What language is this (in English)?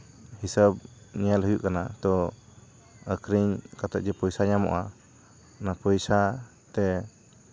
Santali